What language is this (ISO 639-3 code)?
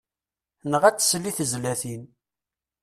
kab